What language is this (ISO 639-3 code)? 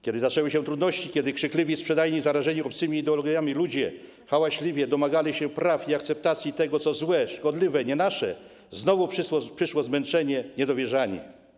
pol